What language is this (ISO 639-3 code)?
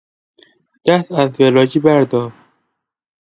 fas